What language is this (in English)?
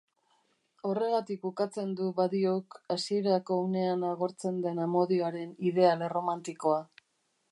Basque